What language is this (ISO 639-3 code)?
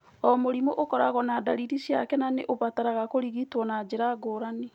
kik